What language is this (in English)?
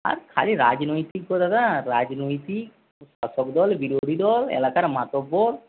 Bangla